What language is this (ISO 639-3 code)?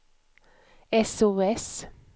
swe